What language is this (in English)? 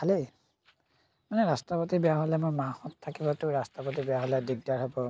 Assamese